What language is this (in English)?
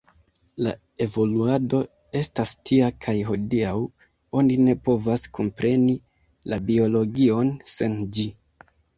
Esperanto